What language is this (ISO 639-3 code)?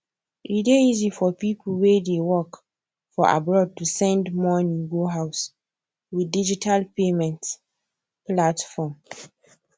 pcm